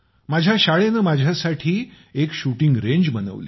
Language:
Marathi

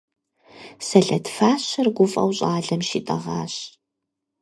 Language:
Kabardian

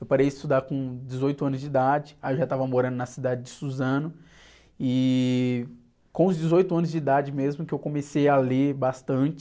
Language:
Portuguese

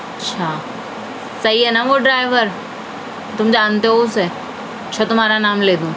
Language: Urdu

